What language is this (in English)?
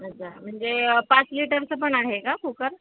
Marathi